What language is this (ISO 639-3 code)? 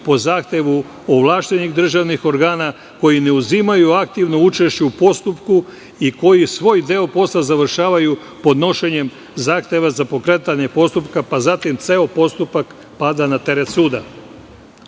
srp